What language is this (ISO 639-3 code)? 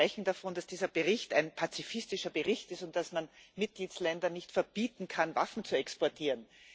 deu